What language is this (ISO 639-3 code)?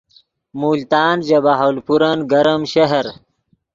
ydg